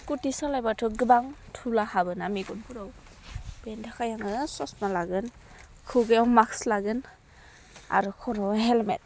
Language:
Bodo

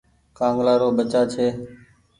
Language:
Goaria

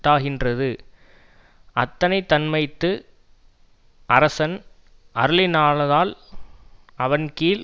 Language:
Tamil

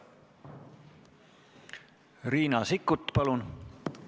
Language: Estonian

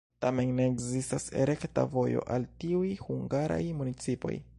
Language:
Esperanto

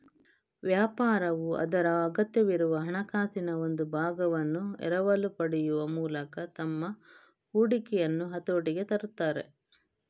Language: Kannada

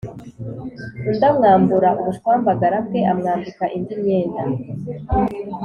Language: Kinyarwanda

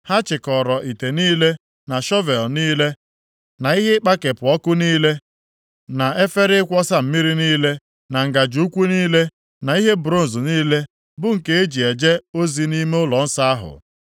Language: Igbo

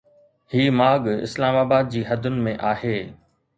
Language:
Sindhi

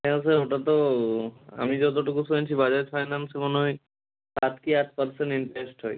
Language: Bangla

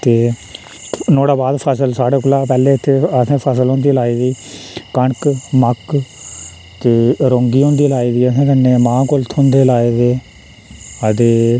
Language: Dogri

